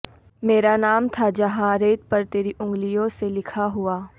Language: Urdu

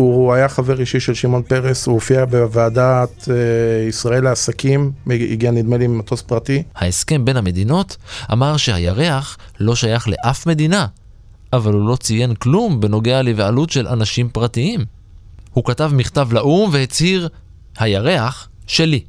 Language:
Hebrew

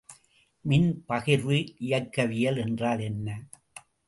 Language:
Tamil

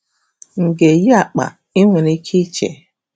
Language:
Igbo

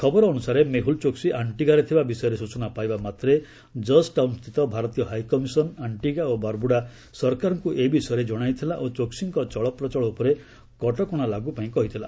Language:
Odia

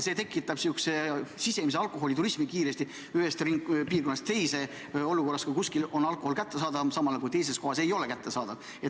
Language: Estonian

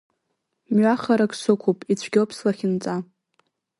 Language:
Abkhazian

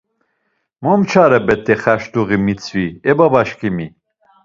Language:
Laz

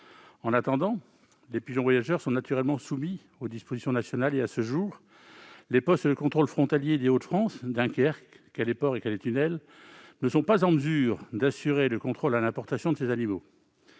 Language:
French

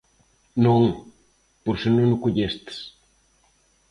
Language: Galician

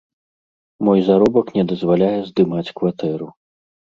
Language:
Belarusian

